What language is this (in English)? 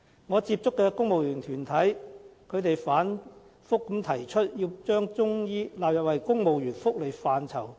Cantonese